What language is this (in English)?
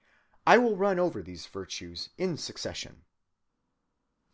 English